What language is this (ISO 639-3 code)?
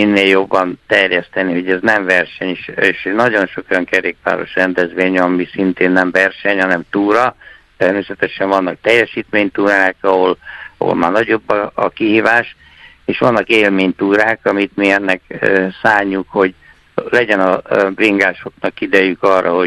hun